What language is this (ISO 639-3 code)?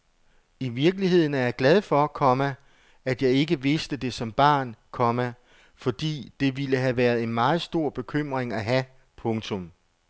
dan